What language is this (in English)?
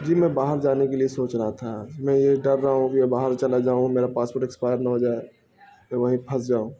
Urdu